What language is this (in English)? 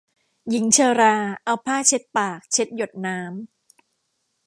Thai